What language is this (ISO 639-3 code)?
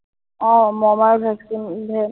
asm